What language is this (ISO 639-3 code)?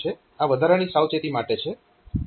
guj